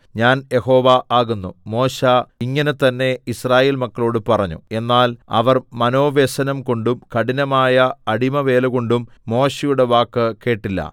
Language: Malayalam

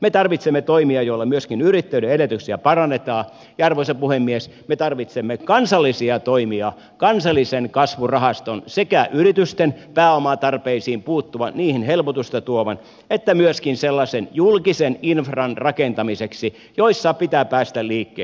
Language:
Finnish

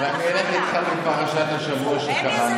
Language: Hebrew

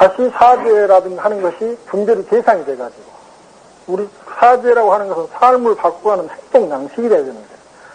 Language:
Korean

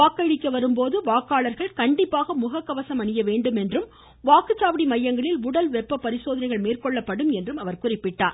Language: Tamil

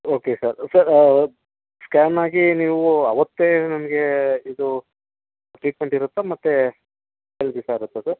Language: Kannada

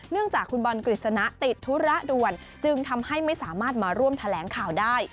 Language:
Thai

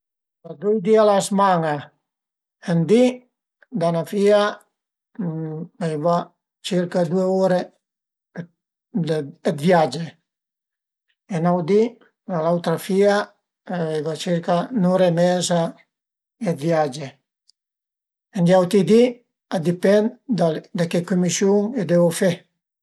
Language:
Piedmontese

